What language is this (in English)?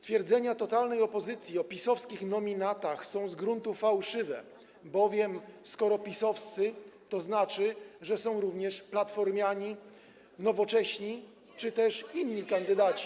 Polish